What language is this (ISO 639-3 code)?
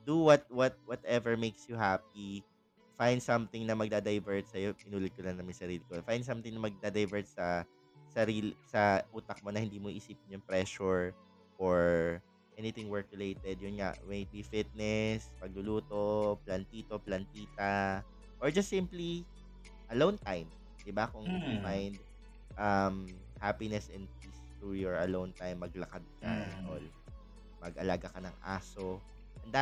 fil